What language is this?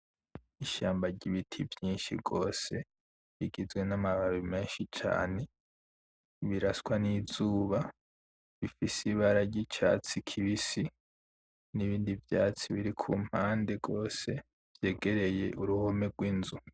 Rundi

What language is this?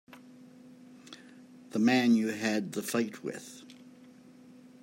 English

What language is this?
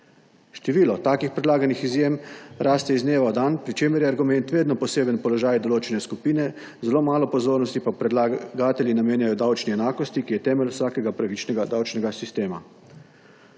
Slovenian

